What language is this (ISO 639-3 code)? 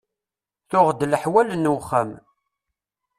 kab